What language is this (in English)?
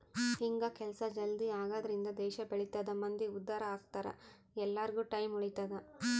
Kannada